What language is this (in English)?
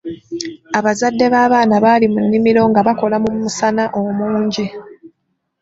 Ganda